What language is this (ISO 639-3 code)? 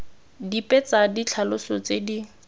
tsn